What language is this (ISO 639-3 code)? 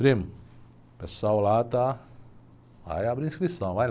por